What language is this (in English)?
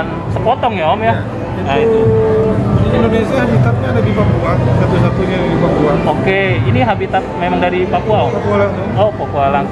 Indonesian